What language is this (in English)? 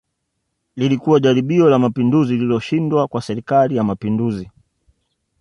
Swahili